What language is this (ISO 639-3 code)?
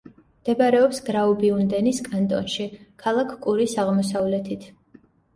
kat